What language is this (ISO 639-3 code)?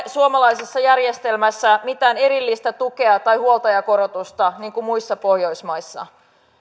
fin